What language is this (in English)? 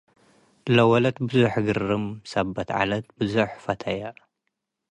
Tigre